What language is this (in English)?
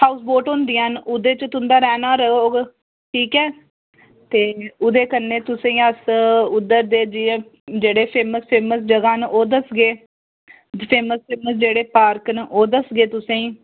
Dogri